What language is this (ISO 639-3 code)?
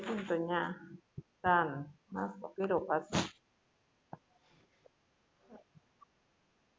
guj